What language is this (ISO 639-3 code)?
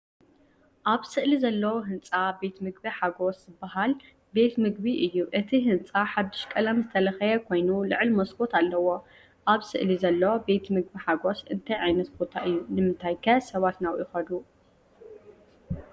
tir